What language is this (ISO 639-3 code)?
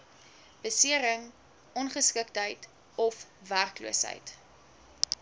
afr